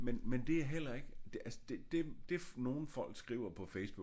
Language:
Danish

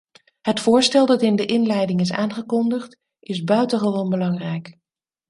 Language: Dutch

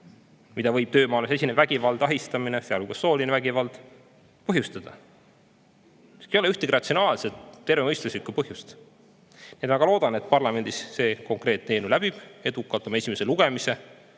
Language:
Estonian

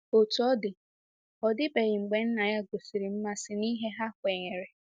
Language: Igbo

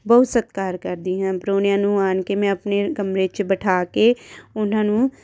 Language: Punjabi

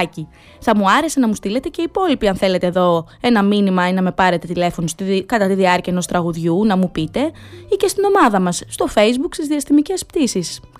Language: Greek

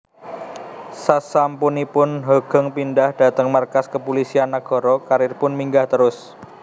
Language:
Javanese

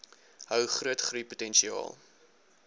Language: Afrikaans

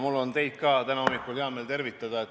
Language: Estonian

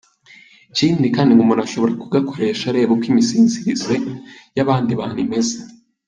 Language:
Kinyarwanda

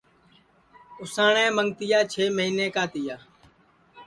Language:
Sansi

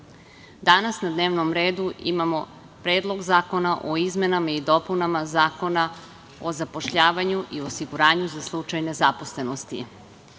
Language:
Serbian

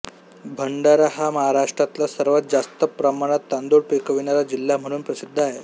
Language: Marathi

